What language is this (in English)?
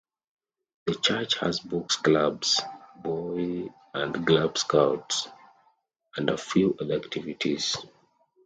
English